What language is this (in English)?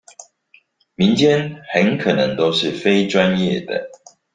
Chinese